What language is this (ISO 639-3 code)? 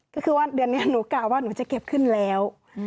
tha